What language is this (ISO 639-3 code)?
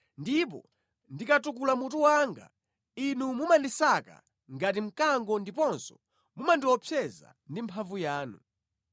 nya